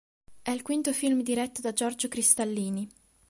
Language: Italian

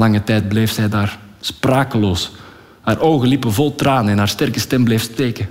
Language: Dutch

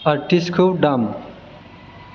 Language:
Bodo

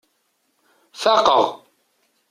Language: Kabyle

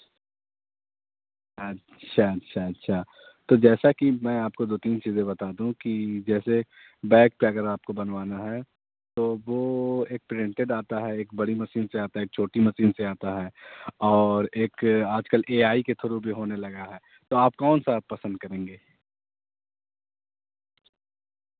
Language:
Urdu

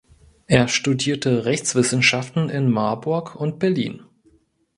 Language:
German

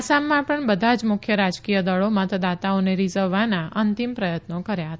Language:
Gujarati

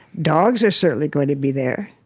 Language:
English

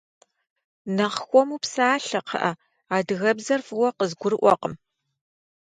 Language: Kabardian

